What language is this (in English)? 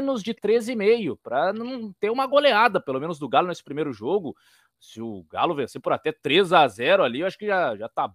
Portuguese